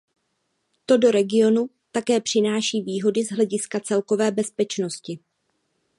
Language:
Czech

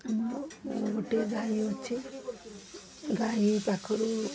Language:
Odia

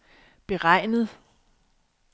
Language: Danish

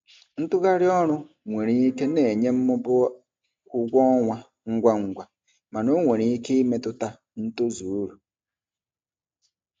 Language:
Igbo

